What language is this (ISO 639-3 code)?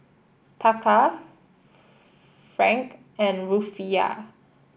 eng